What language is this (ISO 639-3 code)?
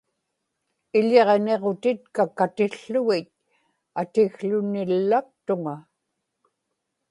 ipk